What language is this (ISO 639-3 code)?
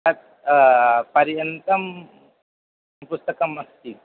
san